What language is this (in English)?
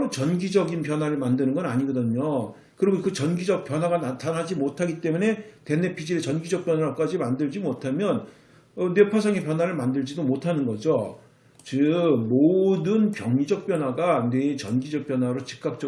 Korean